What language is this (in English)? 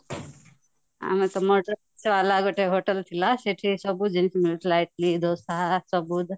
Odia